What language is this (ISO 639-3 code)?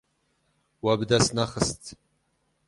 kur